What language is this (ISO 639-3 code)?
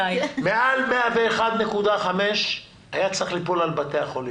heb